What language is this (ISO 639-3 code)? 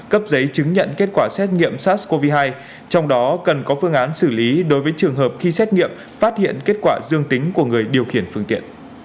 vie